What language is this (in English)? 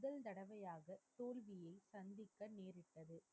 Tamil